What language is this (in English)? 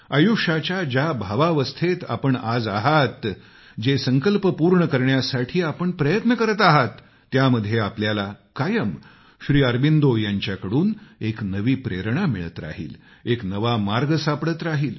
Marathi